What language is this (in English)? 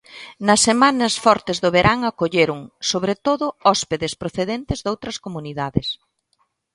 Galician